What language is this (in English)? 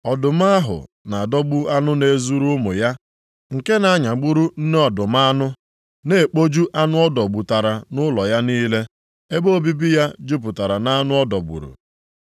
Igbo